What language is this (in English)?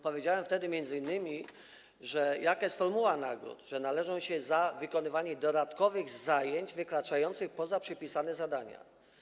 Polish